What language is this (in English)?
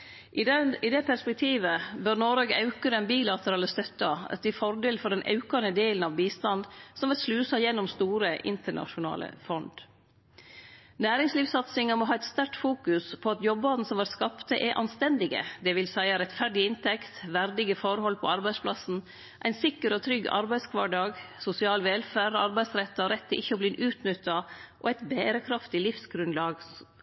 Norwegian Nynorsk